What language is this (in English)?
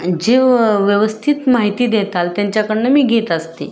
Marathi